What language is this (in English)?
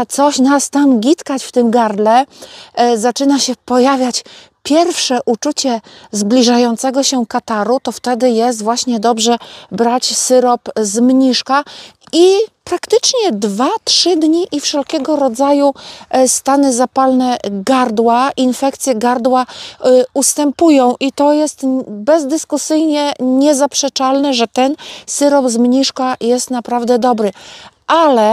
Polish